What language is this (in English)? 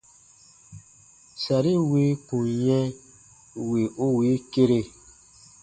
Baatonum